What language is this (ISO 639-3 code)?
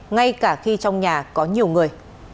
vie